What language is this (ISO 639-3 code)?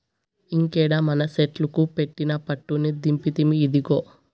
tel